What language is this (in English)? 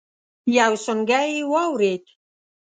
Pashto